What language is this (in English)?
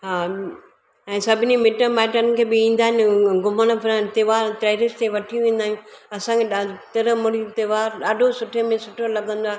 Sindhi